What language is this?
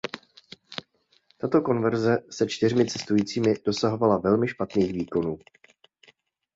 Czech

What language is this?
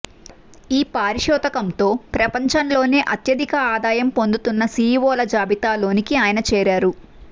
Telugu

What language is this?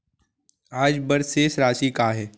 Chhattisgarhi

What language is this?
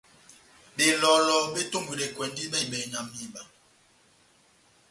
Batanga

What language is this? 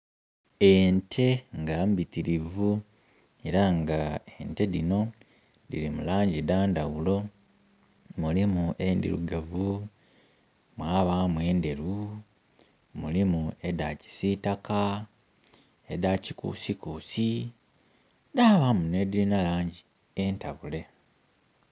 Soga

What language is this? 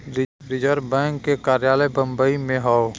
Bhojpuri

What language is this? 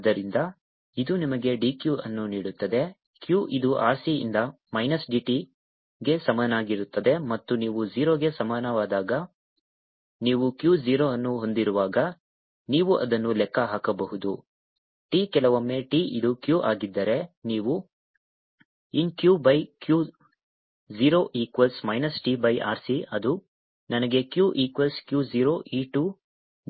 Kannada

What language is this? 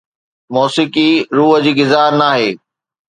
Sindhi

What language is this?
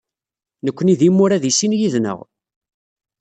Kabyle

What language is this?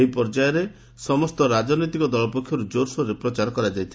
Odia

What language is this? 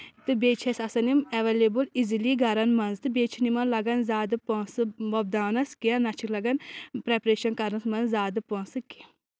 Kashmiri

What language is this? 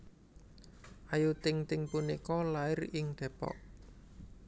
Javanese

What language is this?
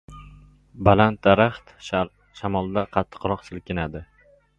Uzbek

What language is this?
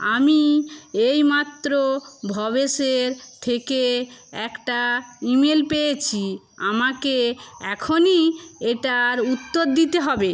Bangla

